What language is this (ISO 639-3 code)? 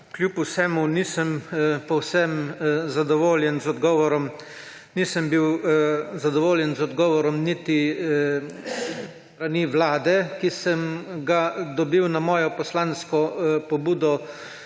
slv